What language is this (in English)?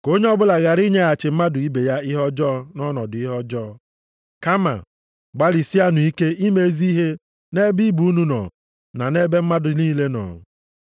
Igbo